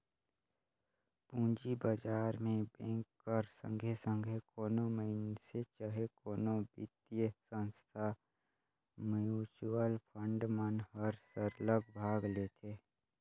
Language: Chhattisgarhi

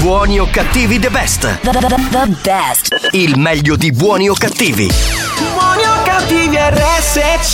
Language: Italian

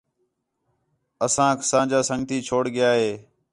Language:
Khetrani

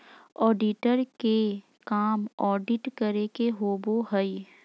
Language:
Magahi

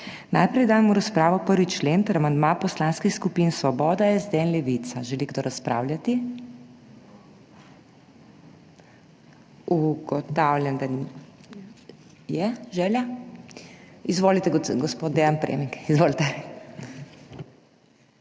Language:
Slovenian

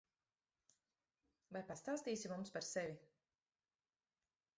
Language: Latvian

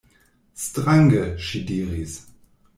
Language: Esperanto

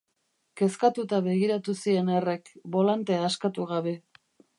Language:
Basque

